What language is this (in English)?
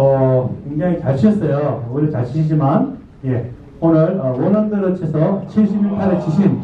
Korean